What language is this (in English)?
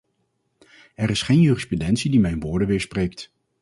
Dutch